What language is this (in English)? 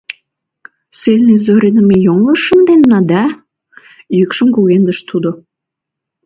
Mari